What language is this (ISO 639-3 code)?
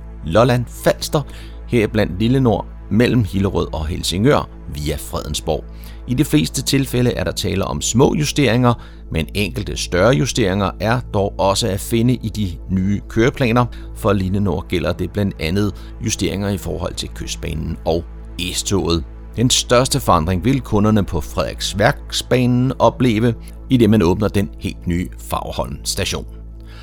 dan